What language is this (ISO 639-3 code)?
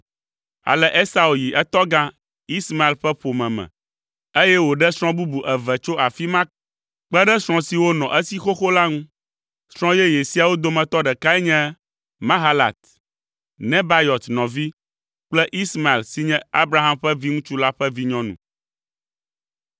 ewe